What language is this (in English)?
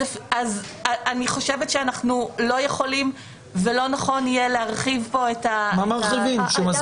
Hebrew